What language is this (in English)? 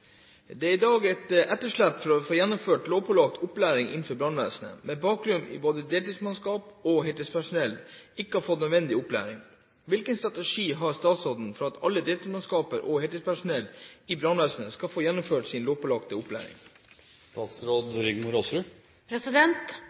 Norwegian Nynorsk